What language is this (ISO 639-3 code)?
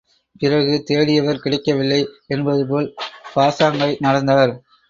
tam